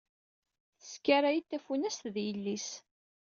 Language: Kabyle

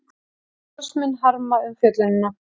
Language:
Icelandic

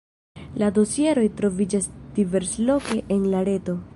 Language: Esperanto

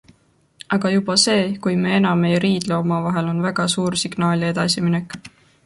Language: Estonian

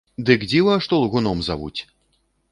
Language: Belarusian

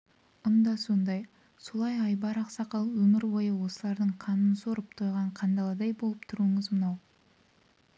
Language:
Kazakh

